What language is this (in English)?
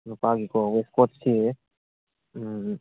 Manipuri